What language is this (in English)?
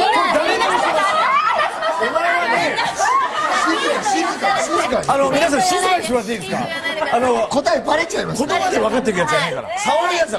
Japanese